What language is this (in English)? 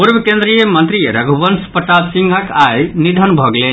Maithili